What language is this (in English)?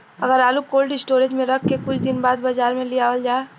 Bhojpuri